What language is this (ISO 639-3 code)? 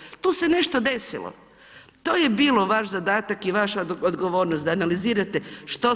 hrv